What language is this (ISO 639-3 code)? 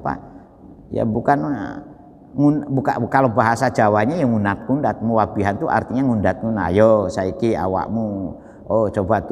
ind